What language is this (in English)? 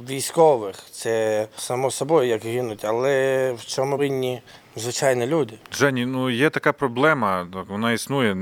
Ukrainian